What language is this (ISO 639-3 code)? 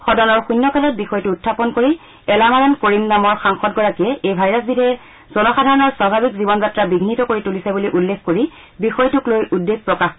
asm